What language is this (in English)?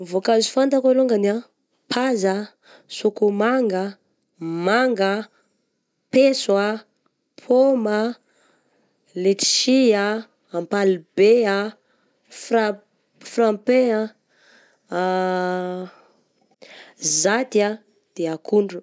Southern Betsimisaraka Malagasy